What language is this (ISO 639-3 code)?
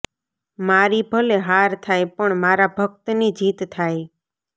guj